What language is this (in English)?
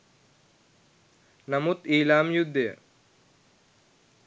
Sinhala